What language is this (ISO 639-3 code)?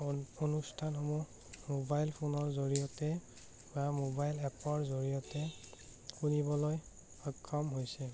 asm